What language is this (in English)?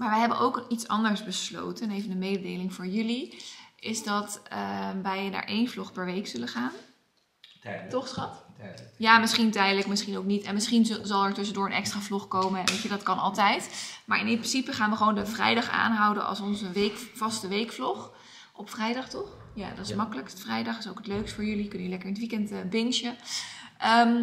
Dutch